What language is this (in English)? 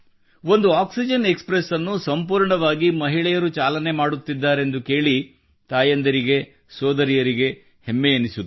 Kannada